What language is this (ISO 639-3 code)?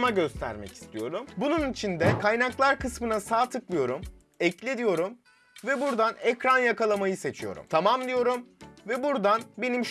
tur